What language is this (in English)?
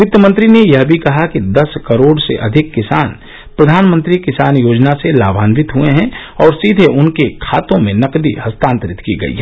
Hindi